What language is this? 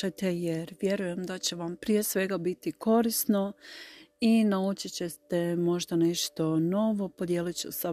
Croatian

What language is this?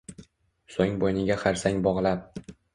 Uzbek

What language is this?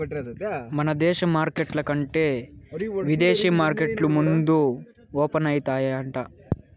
Telugu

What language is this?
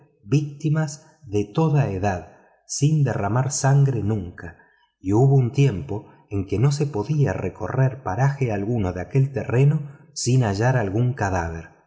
Spanish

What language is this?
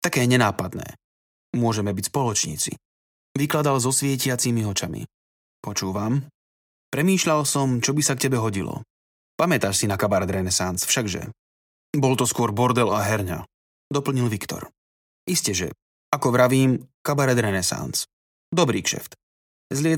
Slovak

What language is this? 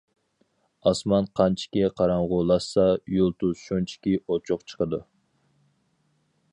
Uyghur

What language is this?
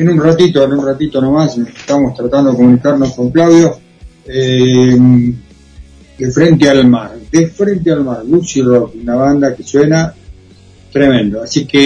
Spanish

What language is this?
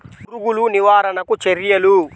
Telugu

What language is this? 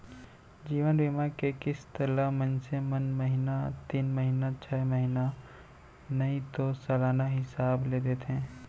Chhattisgarhi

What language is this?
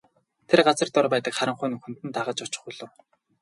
Mongolian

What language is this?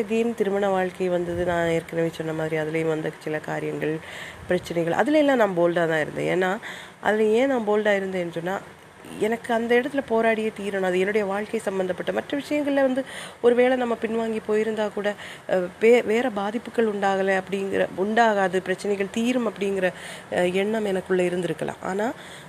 Tamil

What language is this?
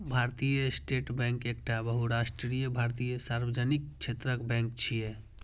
Maithili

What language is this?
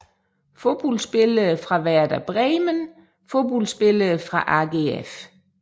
Danish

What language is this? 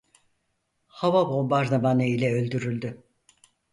Turkish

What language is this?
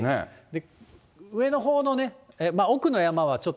Japanese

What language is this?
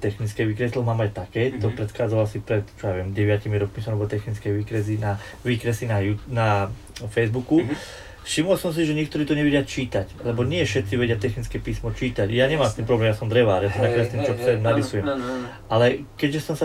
Slovak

